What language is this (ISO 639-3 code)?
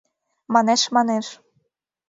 chm